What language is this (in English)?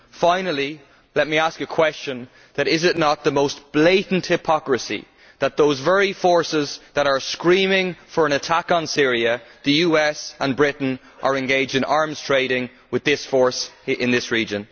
English